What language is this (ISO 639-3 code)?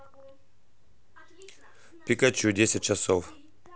rus